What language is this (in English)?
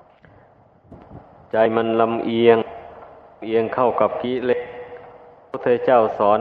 Thai